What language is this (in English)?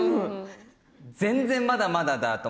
Japanese